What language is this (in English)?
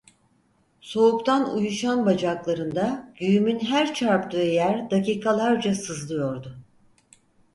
Turkish